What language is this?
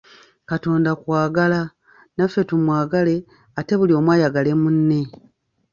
Ganda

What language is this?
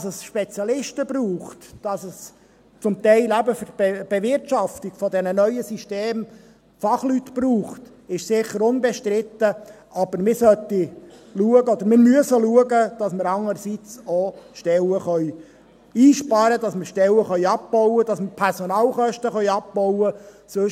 Swiss German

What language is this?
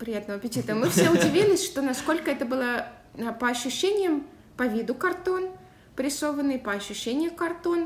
Russian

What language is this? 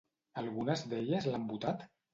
Catalan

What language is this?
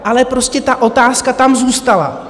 Czech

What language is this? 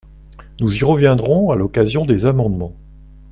French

